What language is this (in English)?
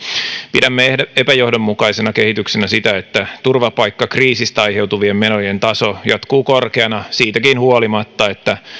Finnish